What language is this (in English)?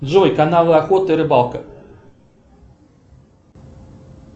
Russian